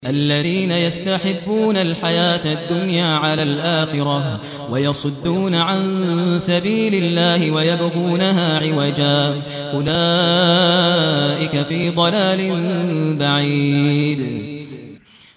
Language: Arabic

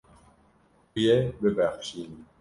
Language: Kurdish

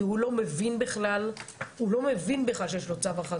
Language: Hebrew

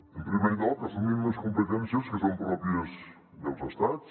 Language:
Catalan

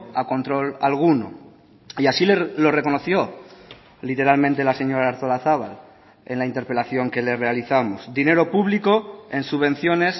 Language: Spanish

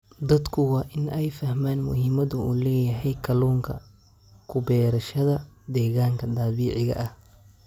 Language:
Somali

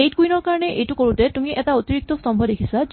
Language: Assamese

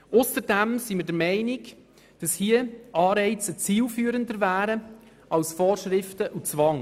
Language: Swiss German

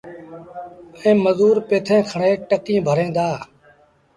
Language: Sindhi Bhil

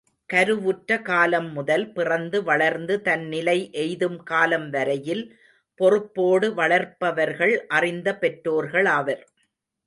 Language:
Tamil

